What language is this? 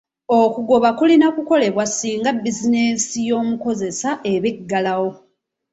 Ganda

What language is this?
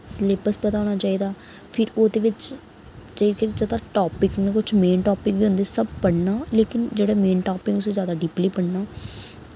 Dogri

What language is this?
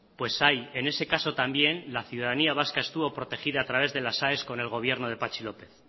Spanish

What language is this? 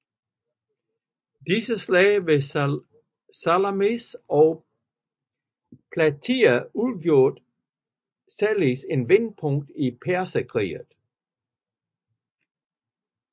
Danish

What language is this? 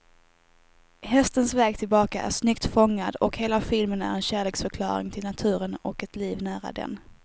Swedish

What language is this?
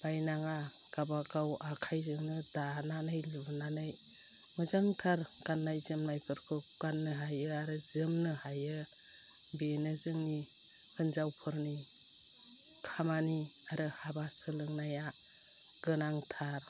Bodo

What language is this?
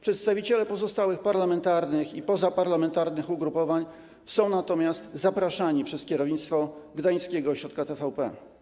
Polish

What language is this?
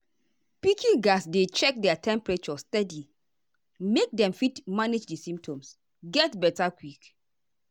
Nigerian Pidgin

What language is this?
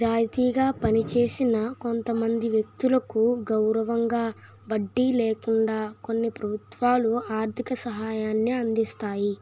Telugu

